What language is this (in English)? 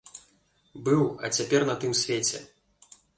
Belarusian